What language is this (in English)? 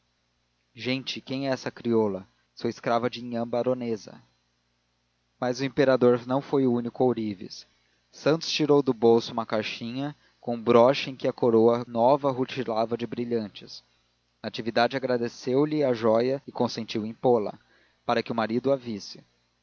Portuguese